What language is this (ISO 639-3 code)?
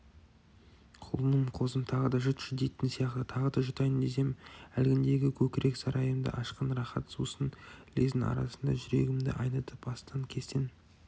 kaz